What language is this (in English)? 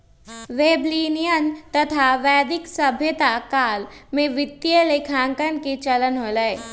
Magahi